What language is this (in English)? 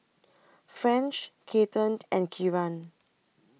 English